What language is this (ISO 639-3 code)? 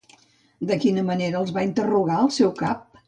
cat